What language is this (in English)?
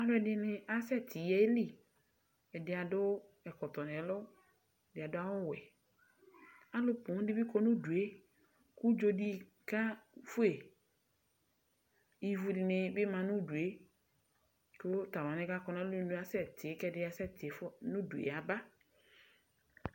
Ikposo